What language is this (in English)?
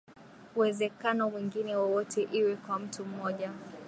Swahili